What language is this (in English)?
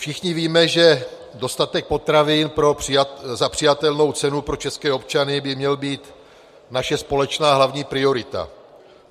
Czech